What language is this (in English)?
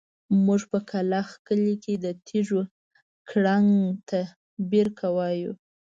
Pashto